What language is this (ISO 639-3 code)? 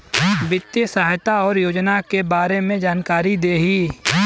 bho